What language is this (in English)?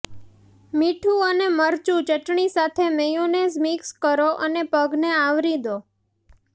Gujarati